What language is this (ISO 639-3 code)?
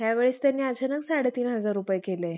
mar